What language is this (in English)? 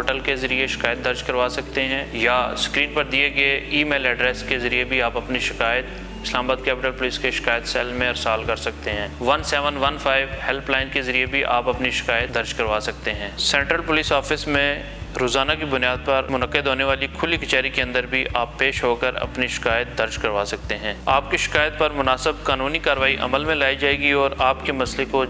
Hindi